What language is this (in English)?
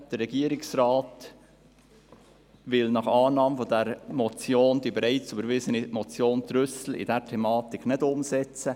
Swiss German